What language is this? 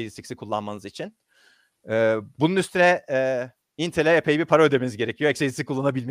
Turkish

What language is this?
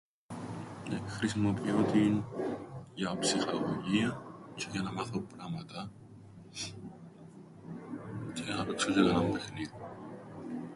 Greek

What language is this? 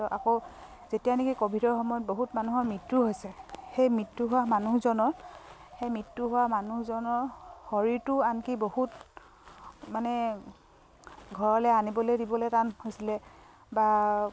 Assamese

